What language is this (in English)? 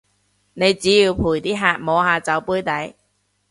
Cantonese